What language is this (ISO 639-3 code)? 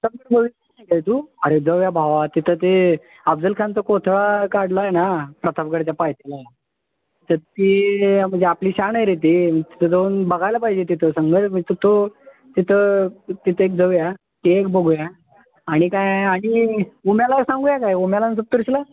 mar